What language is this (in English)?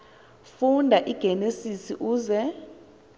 Xhosa